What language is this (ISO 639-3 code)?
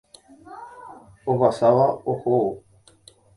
grn